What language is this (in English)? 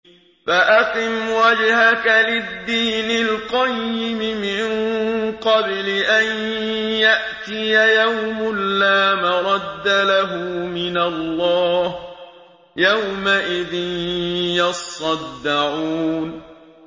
Arabic